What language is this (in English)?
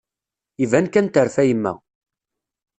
Kabyle